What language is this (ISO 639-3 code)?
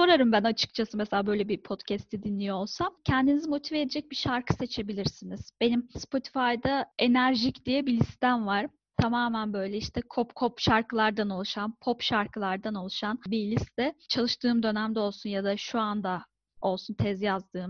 tur